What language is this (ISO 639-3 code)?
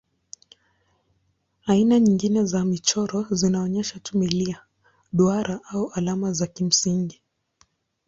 swa